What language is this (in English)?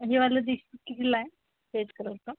Marathi